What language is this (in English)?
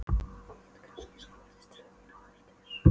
Icelandic